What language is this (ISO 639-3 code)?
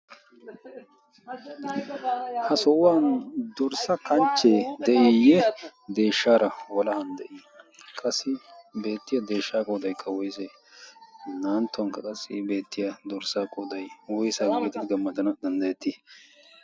wal